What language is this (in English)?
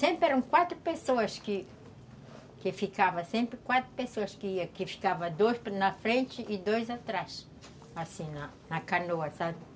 Portuguese